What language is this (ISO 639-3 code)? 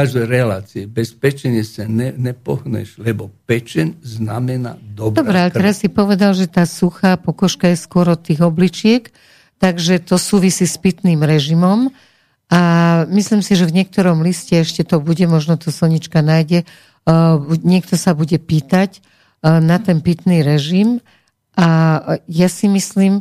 slk